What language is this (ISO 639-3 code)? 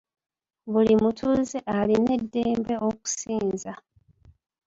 lug